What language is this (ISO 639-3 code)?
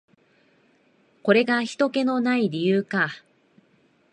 jpn